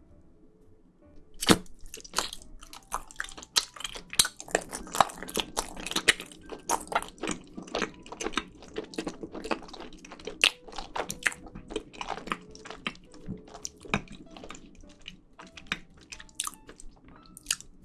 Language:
Korean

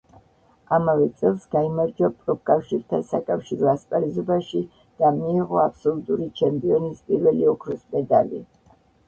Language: Georgian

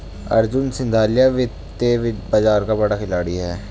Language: Hindi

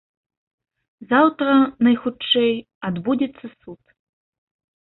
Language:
Belarusian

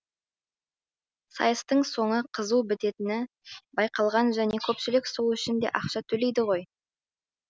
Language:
Kazakh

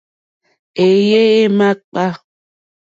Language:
Mokpwe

